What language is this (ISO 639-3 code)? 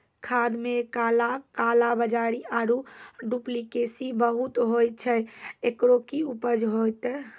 mai